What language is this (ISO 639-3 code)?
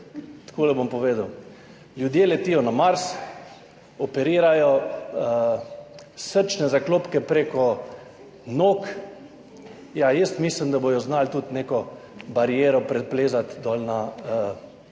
slv